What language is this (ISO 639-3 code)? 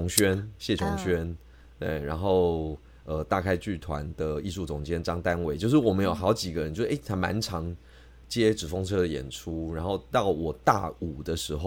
zho